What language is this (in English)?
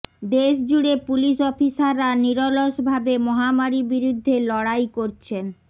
Bangla